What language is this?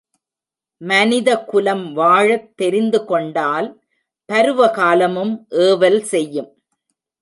Tamil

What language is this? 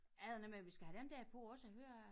Danish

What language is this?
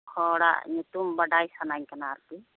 Santali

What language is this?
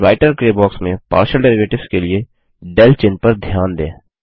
Hindi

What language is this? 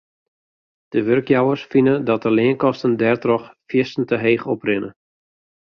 Western Frisian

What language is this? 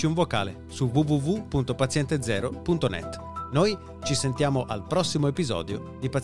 Italian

